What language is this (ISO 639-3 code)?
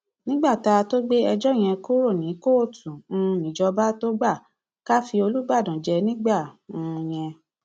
yor